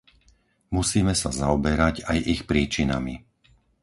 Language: Slovak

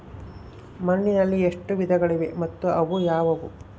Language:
Kannada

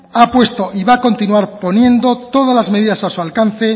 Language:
Spanish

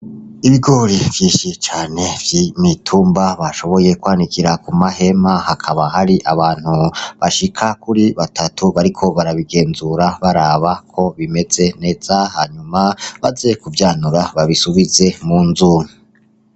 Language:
Rundi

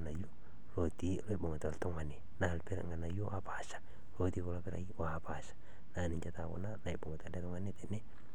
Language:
Masai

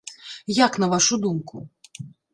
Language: Belarusian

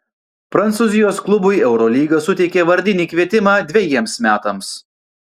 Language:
Lithuanian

